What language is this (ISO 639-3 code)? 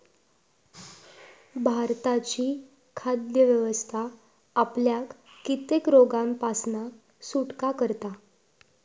mar